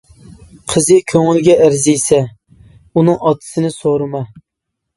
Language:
Uyghur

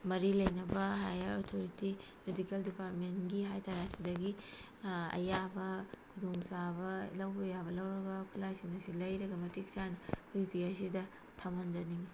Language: Manipuri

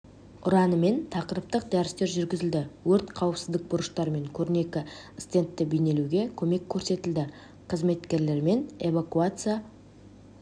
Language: Kazakh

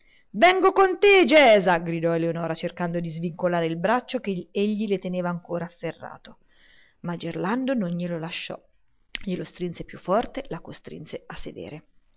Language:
Italian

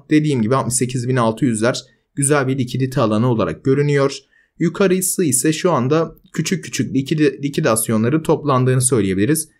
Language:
Turkish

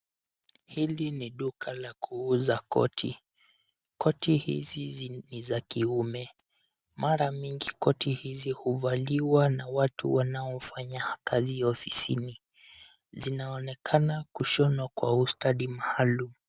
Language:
Swahili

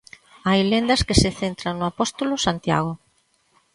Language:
Galician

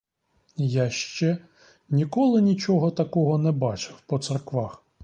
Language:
Ukrainian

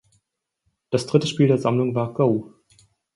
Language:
German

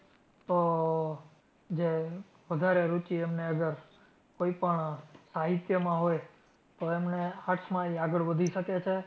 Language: Gujarati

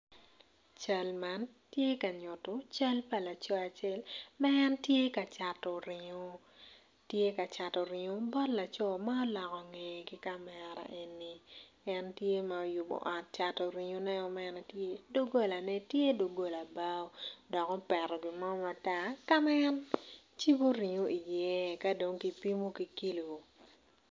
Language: Acoli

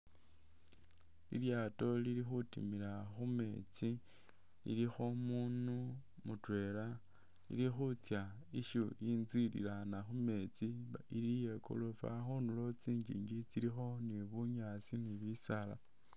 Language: Masaaba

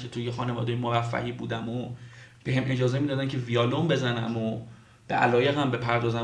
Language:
Persian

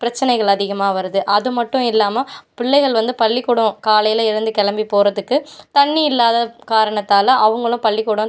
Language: Tamil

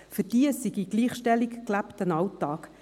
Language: Swiss German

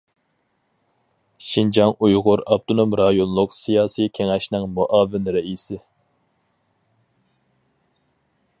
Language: Uyghur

